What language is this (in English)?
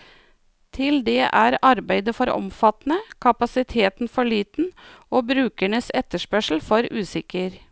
Norwegian